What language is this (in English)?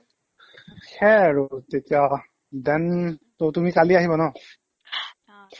Assamese